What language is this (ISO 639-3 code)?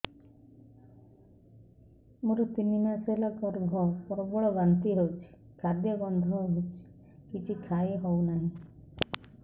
ori